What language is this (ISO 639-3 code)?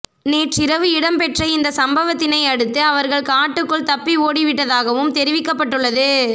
tam